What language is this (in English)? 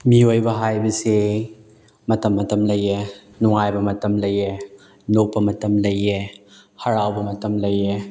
Manipuri